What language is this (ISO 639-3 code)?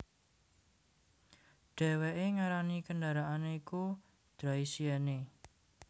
jav